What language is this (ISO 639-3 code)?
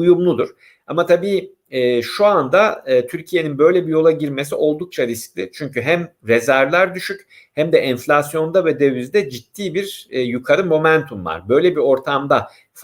tur